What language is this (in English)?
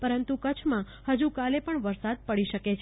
Gujarati